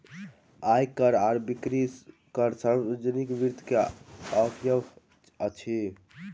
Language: Maithili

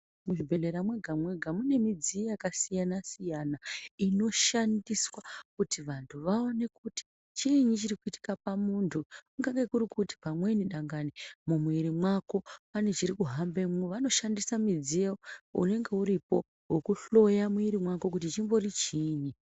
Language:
Ndau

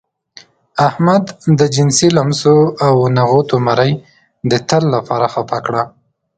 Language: Pashto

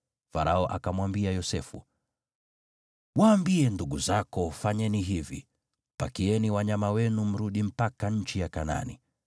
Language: Swahili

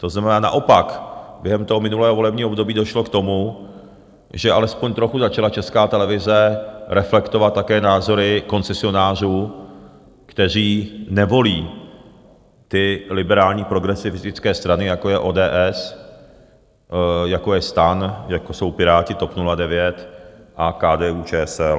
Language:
Czech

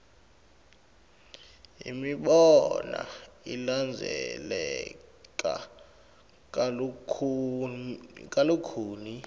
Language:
Swati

